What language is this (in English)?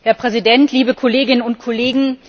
German